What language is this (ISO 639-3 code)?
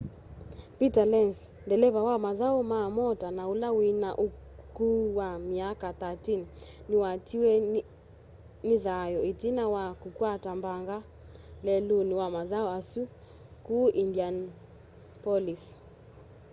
kam